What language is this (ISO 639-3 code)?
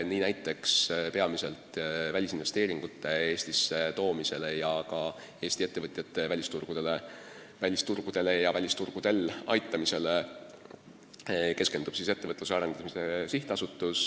est